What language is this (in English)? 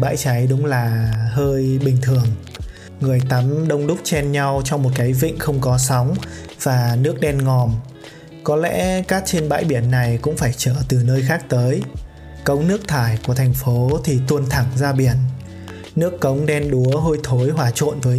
Vietnamese